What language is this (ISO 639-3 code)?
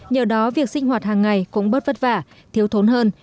vie